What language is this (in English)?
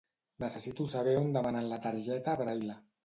Catalan